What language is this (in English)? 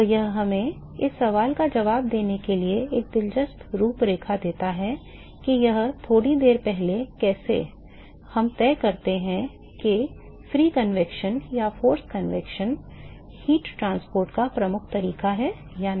Hindi